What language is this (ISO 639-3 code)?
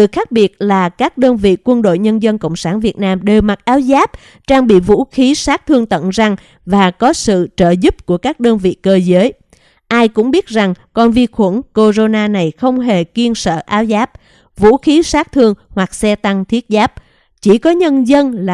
vie